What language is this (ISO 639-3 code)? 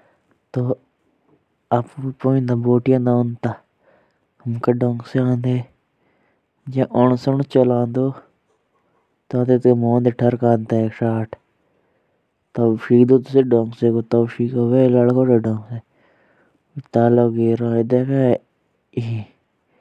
jns